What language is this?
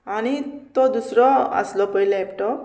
Konkani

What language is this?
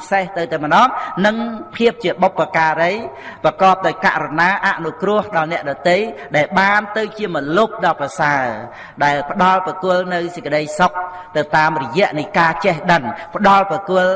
Vietnamese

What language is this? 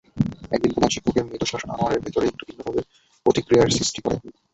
Bangla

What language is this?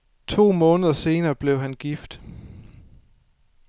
Danish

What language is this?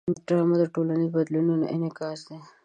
Pashto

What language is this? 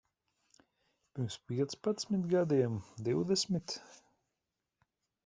Latvian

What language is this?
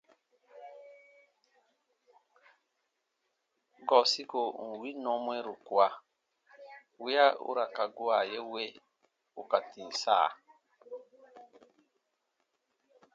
Baatonum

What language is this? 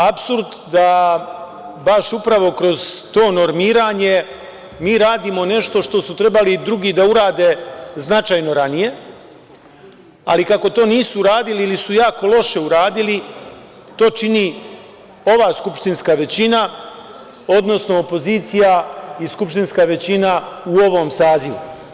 Serbian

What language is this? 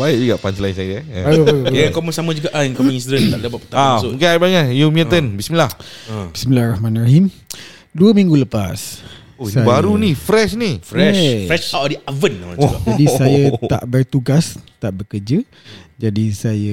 Malay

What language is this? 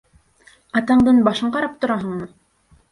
Bashkir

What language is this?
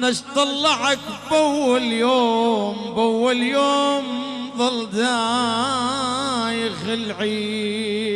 Arabic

